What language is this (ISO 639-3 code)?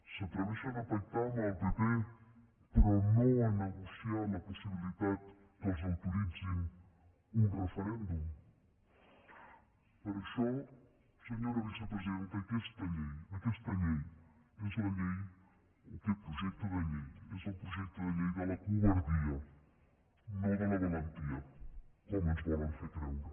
cat